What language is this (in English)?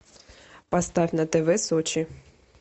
Russian